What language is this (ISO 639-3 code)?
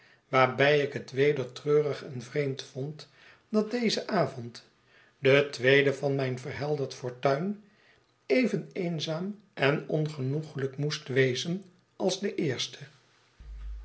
nld